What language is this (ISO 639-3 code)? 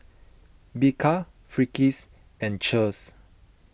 eng